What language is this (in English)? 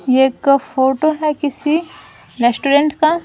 Hindi